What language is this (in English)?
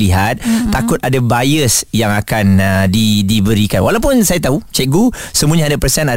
Malay